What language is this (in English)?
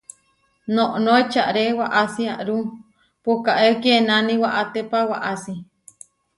Huarijio